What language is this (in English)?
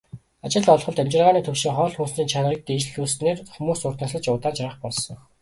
Mongolian